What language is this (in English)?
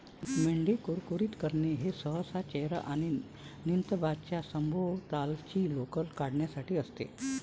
Marathi